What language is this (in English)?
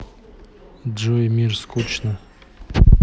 Russian